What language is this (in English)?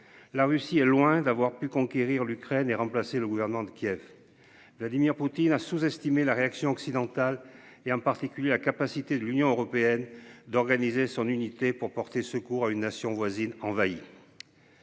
French